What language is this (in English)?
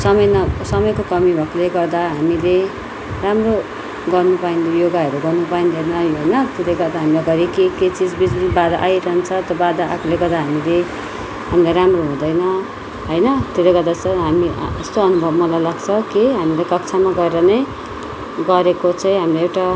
Nepali